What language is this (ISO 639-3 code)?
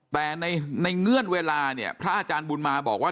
tha